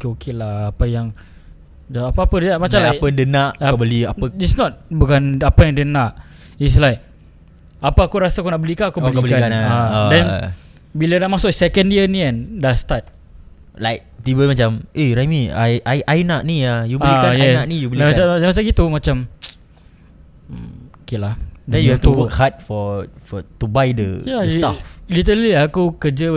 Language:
Malay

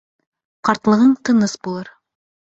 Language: Bashkir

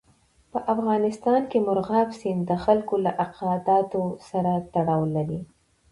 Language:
Pashto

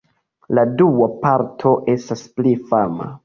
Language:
Esperanto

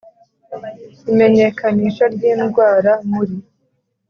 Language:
Kinyarwanda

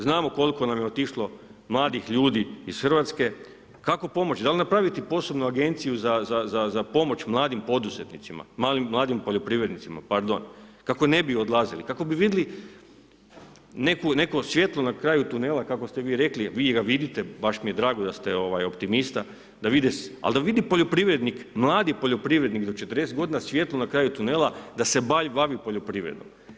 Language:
Croatian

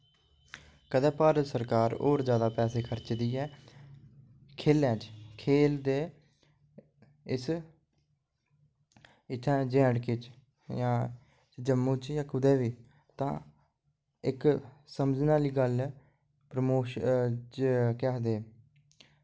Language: Dogri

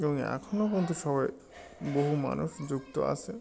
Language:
Bangla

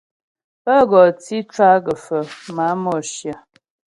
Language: Ghomala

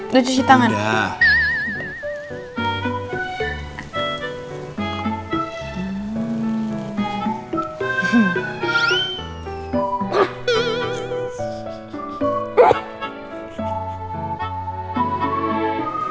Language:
Indonesian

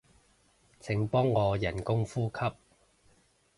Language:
Cantonese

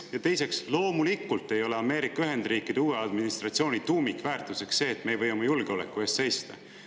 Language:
Estonian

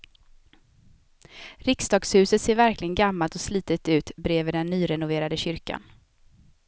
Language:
Swedish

